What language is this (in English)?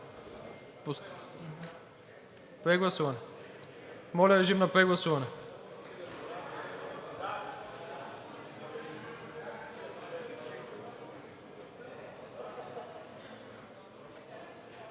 Bulgarian